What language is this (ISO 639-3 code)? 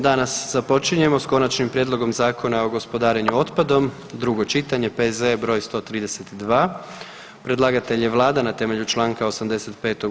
hrv